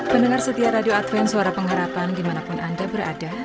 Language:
Indonesian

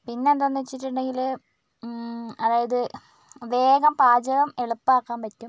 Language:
Malayalam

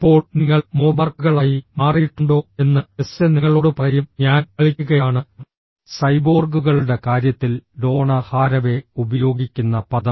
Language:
Malayalam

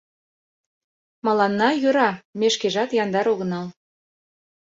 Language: Mari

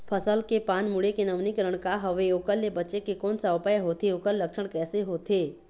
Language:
Chhattisgarhi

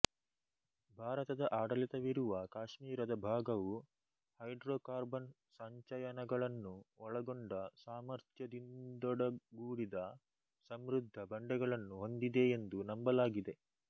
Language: Kannada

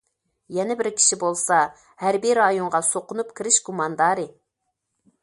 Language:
Uyghur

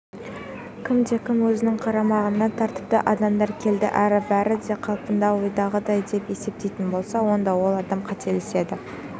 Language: Kazakh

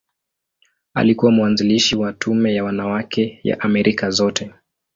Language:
Swahili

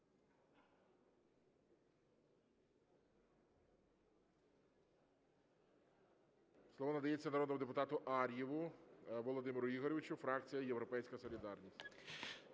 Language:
Ukrainian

